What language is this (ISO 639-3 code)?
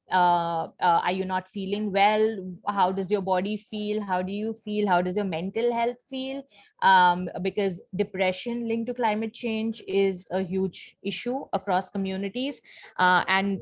eng